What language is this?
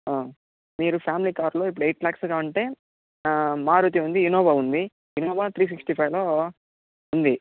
Telugu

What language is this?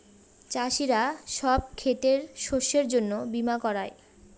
Bangla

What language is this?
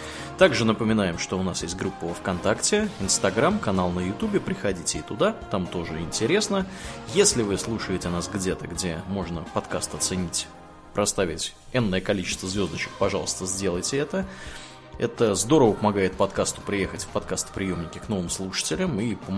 Russian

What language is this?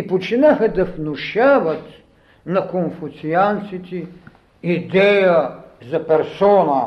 Bulgarian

